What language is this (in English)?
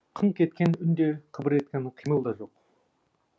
Kazakh